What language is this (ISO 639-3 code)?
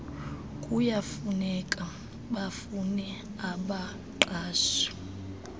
xho